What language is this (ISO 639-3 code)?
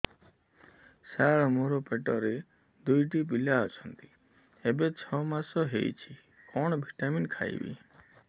ori